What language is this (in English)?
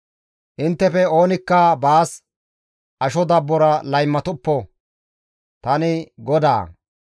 Gamo